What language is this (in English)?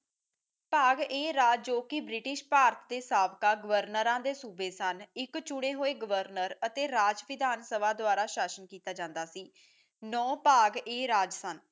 Punjabi